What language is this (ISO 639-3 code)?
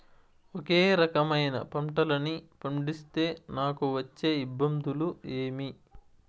tel